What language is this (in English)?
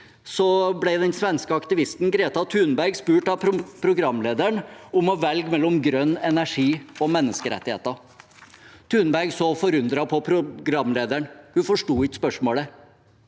Norwegian